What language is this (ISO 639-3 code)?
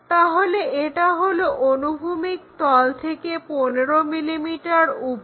ben